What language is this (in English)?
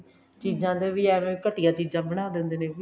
Punjabi